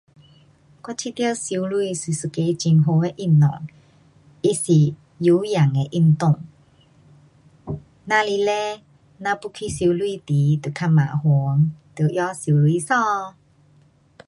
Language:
Pu-Xian Chinese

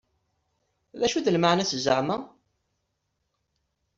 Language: Kabyle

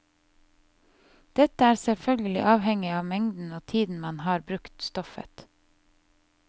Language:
Norwegian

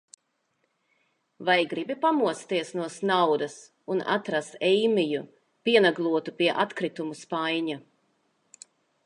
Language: Latvian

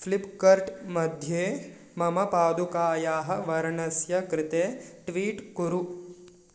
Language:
Sanskrit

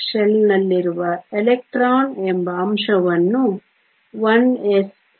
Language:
Kannada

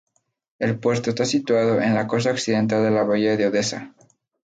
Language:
Spanish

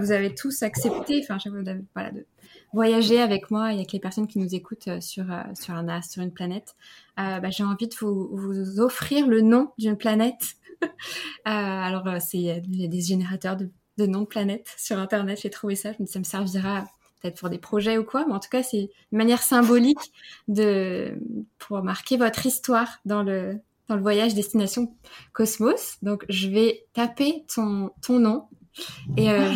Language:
French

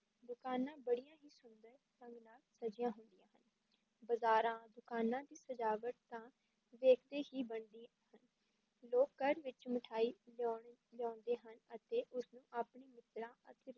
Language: Punjabi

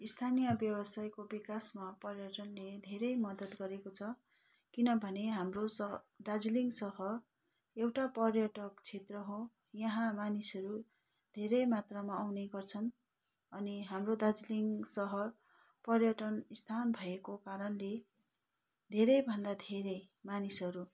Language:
Nepali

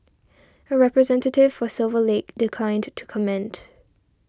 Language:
English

